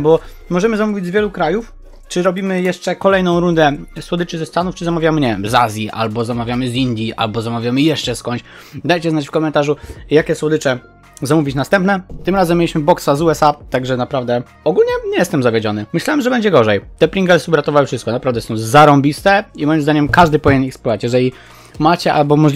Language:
Polish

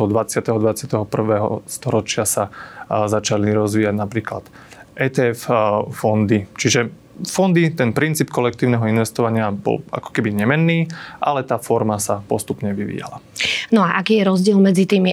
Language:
Slovak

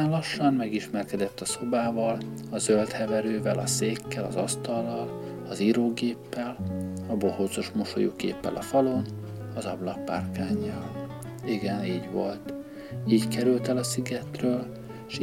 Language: Hungarian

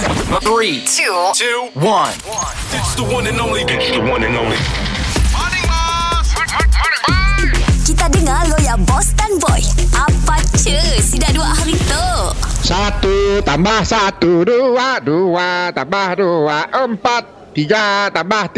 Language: Malay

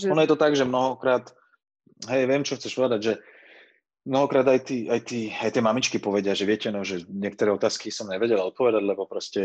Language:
Slovak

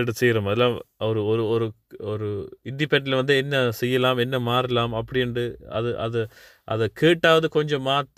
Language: Tamil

